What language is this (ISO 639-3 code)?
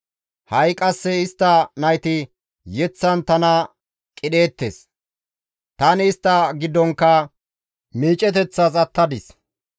gmv